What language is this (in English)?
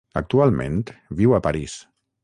Catalan